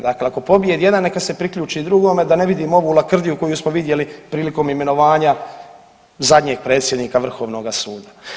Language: Croatian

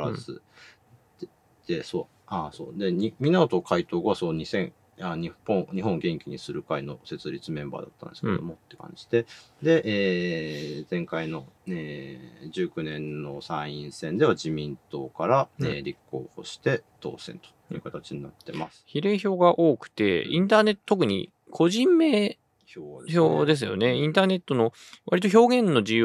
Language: Japanese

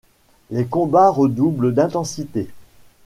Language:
French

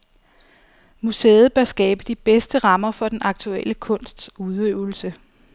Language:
Danish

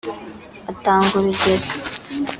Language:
Kinyarwanda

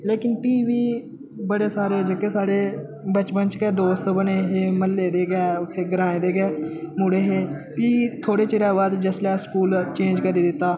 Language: Dogri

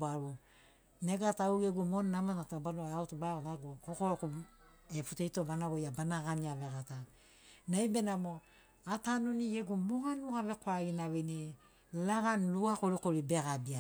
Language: Sinaugoro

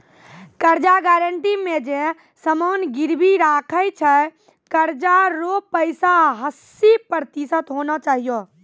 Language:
Maithili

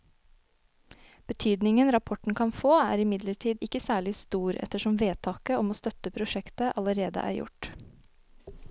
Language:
Norwegian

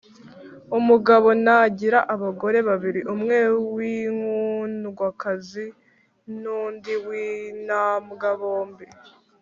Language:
Kinyarwanda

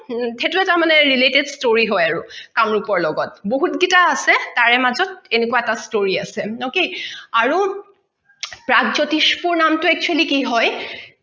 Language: Assamese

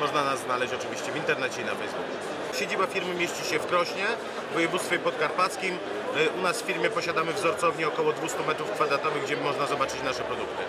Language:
Polish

